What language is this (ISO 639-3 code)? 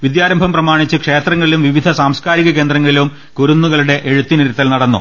mal